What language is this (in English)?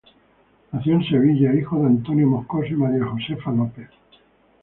Spanish